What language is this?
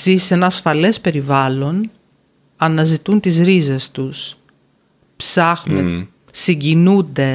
Greek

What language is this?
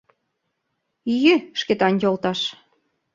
Mari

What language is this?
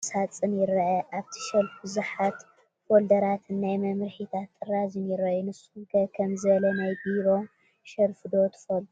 Tigrinya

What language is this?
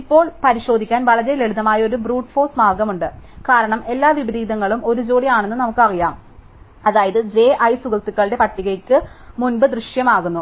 Malayalam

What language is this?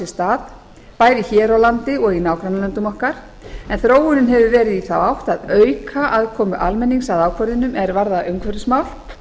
Icelandic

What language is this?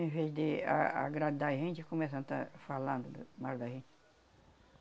Portuguese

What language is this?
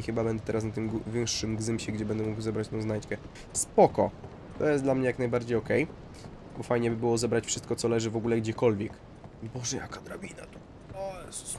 Polish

